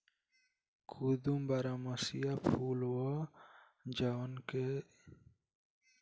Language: Bhojpuri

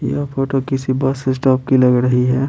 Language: Hindi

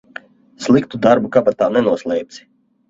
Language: Latvian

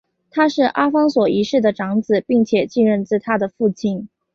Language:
Chinese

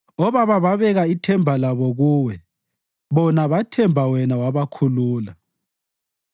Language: North Ndebele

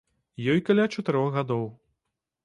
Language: Belarusian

